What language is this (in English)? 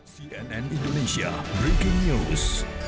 Indonesian